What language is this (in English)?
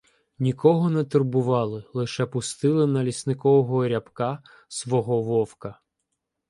Ukrainian